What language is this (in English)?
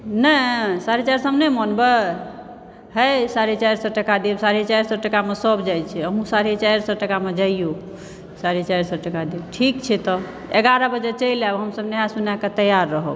Maithili